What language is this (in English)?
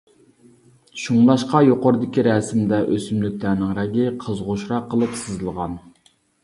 Uyghur